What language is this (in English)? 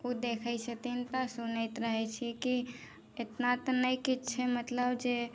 Maithili